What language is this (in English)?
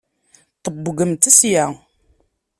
Kabyle